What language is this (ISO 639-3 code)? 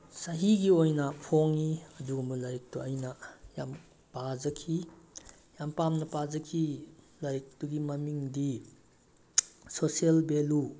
mni